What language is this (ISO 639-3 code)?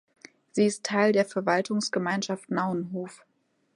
deu